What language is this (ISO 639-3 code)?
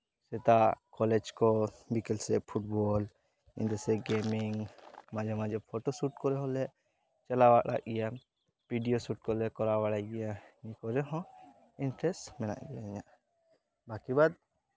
sat